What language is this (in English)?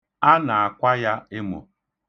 Igbo